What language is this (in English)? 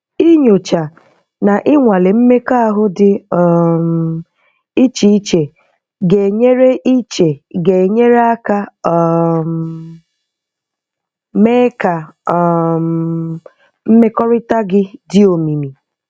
Igbo